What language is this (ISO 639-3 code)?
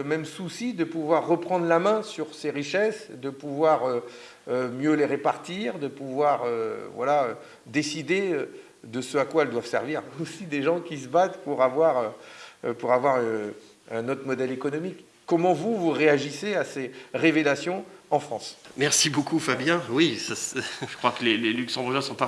fra